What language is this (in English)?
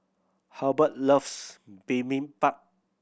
English